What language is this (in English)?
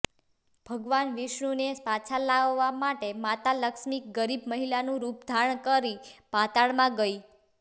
Gujarati